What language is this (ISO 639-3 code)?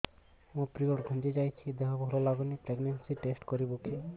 ori